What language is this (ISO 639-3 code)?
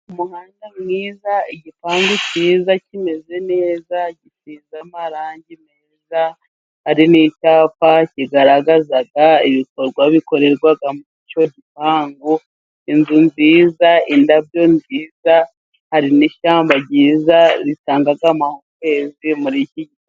kin